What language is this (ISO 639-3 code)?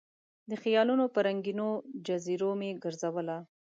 pus